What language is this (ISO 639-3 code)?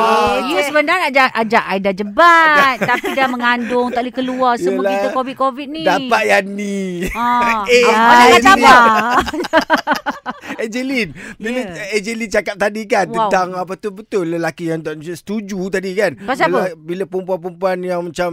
msa